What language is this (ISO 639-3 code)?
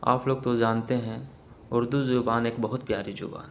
urd